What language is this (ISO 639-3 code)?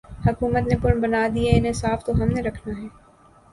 urd